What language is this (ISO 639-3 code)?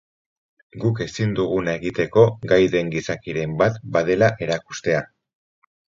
eus